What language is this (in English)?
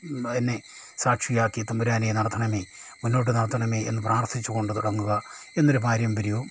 Malayalam